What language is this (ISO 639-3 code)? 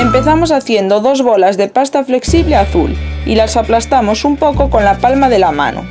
spa